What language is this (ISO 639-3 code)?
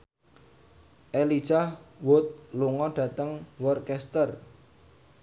jav